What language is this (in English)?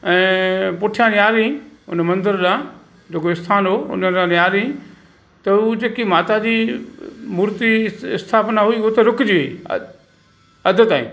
Sindhi